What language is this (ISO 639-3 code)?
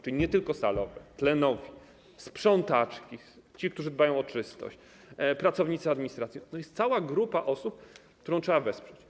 pol